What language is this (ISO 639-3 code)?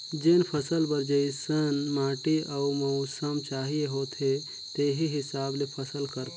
hne